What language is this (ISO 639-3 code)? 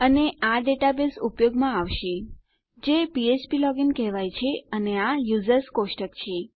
guj